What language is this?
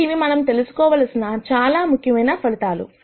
Telugu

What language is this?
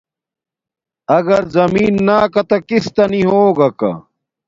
Domaaki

